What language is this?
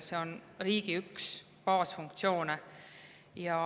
Estonian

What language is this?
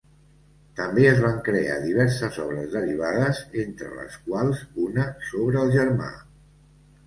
Catalan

